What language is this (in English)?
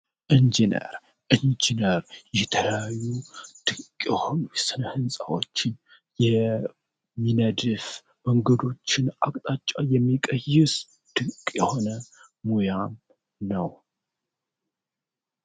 Amharic